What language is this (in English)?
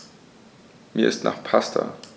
German